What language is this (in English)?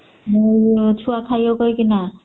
Odia